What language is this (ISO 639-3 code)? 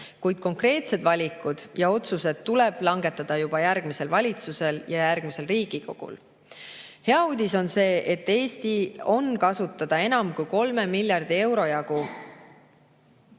est